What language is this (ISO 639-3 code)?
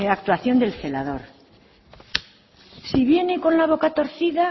spa